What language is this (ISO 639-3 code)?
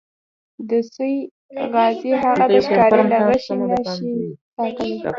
pus